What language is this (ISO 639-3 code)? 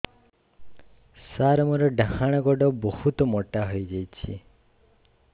ori